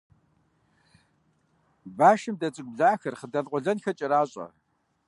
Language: Kabardian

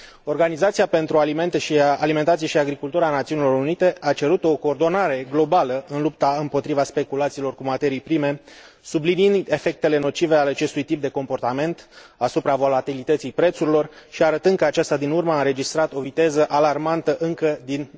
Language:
Romanian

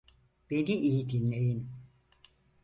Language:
Turkish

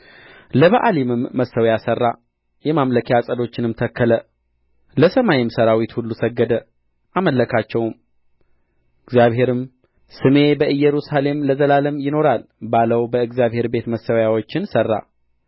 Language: Amharic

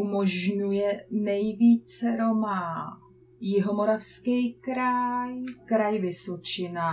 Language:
Czech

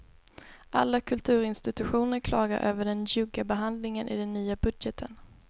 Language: Swedish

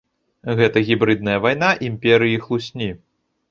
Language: Belarusian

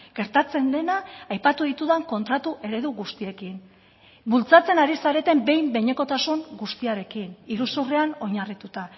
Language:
Basque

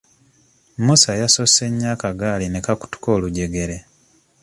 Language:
Ganda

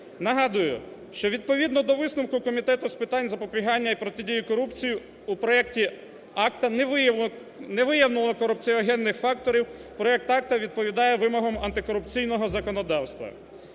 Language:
Ukrainian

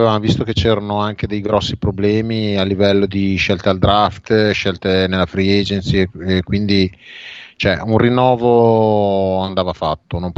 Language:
Italian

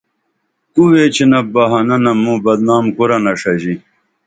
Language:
Dameli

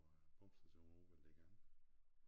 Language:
Danish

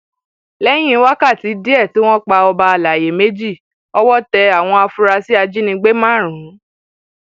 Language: Yoruba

